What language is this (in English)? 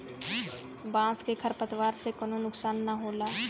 Bhojpuri